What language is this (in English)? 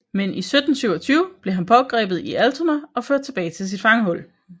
Danish